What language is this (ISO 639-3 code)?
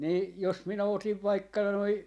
fin